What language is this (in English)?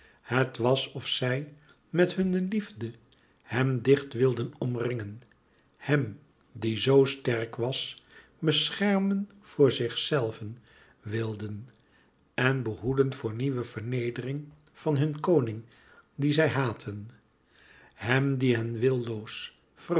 Dutch